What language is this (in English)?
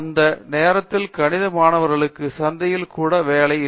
Tamil